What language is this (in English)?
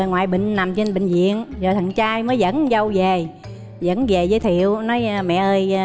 Vietnamese